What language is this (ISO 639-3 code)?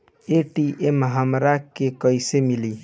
bho